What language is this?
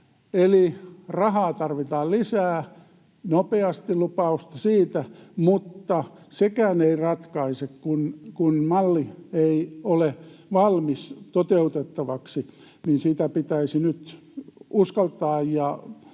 Finnish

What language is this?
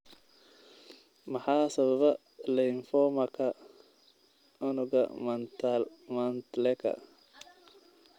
Somali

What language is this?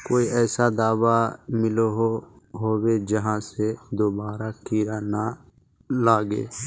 Magahi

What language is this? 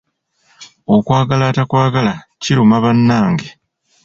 Ganda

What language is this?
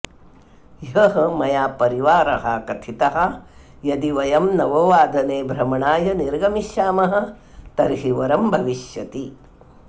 Sanskrit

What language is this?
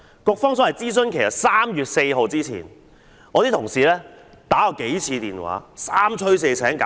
Cantonese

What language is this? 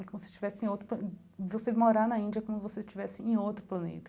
Portuguese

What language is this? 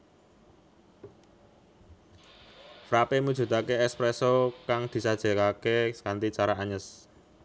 Javanese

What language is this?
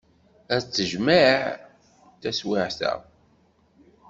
Kabyle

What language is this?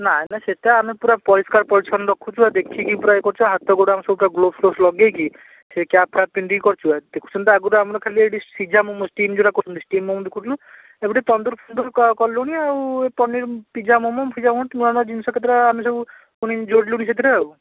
Odia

